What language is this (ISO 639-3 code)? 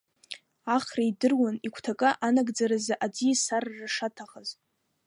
abk